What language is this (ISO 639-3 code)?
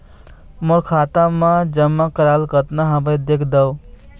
hne